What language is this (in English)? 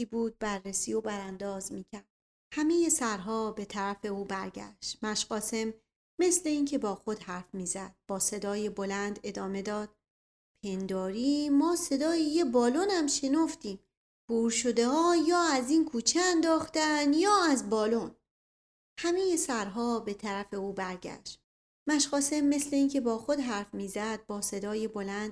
Persian